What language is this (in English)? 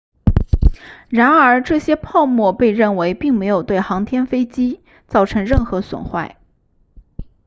Chinese